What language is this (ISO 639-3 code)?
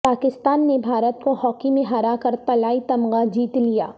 urd